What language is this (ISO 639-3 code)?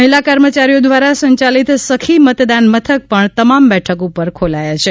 guj